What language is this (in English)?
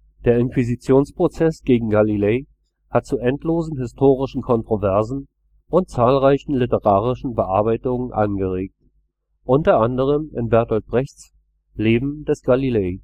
German